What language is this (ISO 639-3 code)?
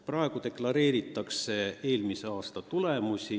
est